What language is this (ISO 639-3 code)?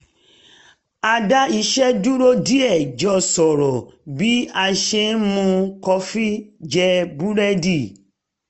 yor